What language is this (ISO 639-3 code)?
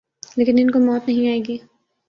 urd